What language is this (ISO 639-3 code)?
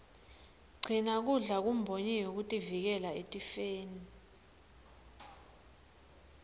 ssw